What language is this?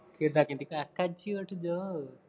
Punjabi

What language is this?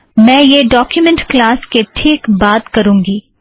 Hindi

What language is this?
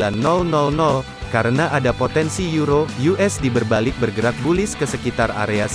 Indonesian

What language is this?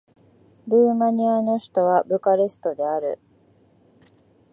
Japanese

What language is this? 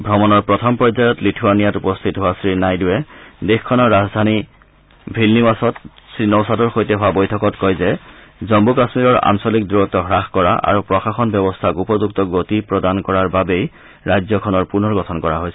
Assamese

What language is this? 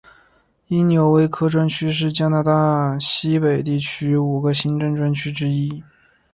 Chinese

